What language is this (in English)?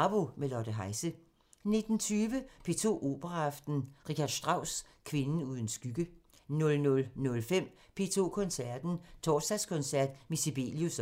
Danish